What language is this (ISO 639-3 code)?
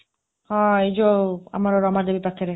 ori